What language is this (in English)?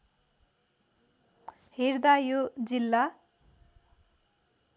Nepali